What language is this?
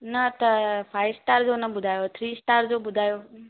Sindhi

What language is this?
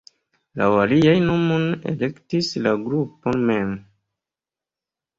Esperanto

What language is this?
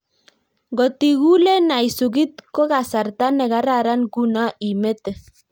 Kalenjin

